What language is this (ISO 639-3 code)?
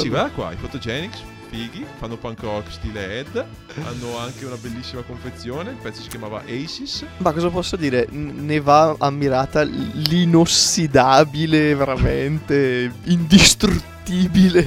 ita